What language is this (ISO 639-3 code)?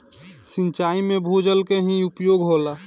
bho